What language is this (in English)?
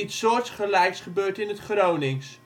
Dutch